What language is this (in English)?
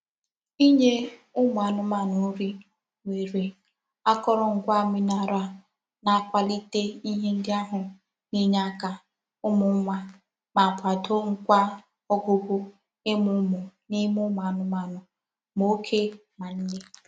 Igbo